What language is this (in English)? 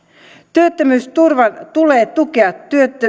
Finnish